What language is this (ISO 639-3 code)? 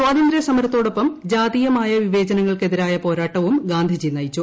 mal